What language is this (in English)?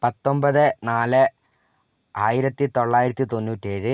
Malayalam